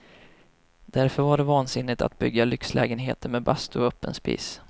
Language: Swedish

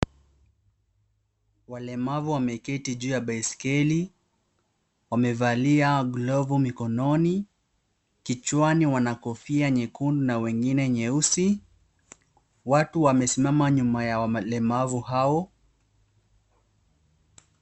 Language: Swahili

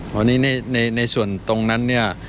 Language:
Thai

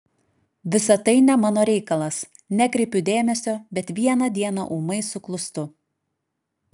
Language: Lithuanian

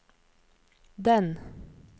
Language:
Norwegian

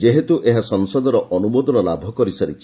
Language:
Odia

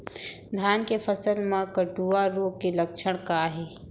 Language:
Chhattisgarhi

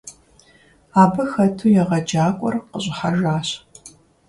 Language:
Kabardian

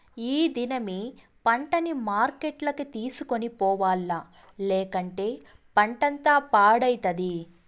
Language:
Telugu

